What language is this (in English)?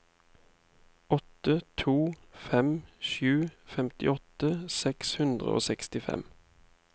Norwegian